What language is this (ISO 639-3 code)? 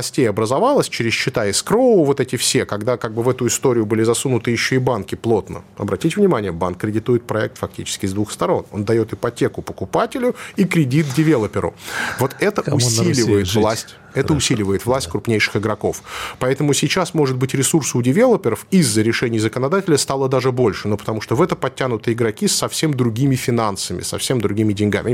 rus